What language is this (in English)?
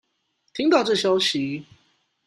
Chinese